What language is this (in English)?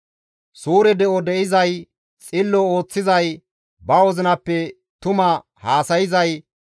Gamo